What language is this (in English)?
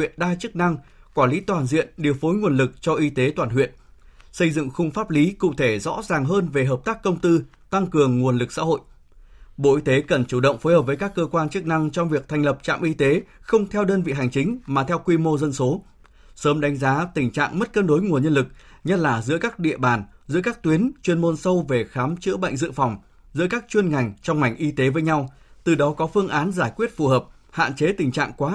Vietnamese